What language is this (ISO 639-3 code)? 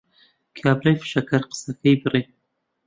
ckb